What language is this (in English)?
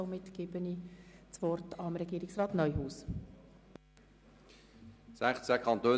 Swiss German